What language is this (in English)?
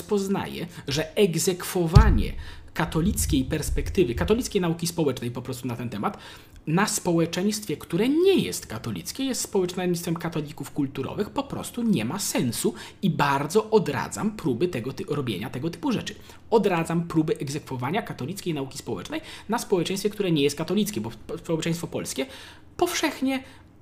Polish